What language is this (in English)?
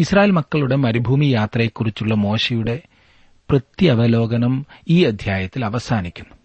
Malayalam